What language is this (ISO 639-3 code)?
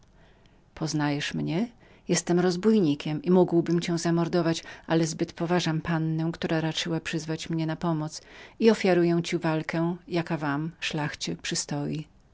pol